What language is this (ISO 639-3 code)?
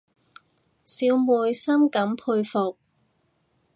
yue